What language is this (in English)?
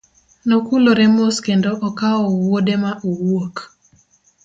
Luo (Kenya and Tanzania)